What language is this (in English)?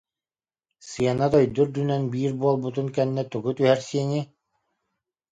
Yakut